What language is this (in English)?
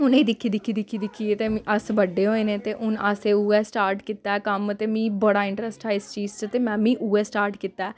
Dogri